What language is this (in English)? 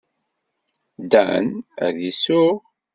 Kabyle